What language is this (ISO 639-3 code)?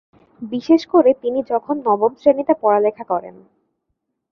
ben